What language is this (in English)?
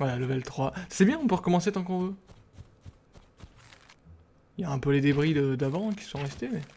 French